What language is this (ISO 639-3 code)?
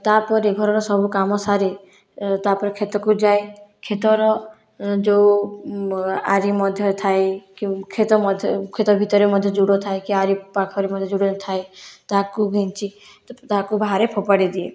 ori